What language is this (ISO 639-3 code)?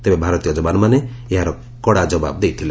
ori